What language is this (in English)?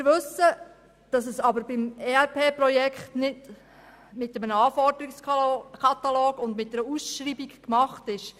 Swiss German